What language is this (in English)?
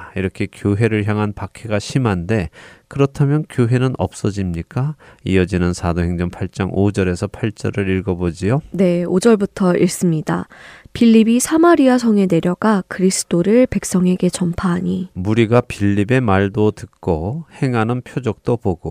Korean